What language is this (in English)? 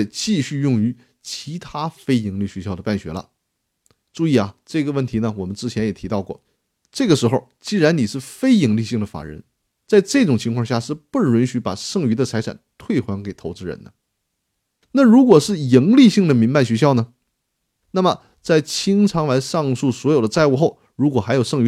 Chinese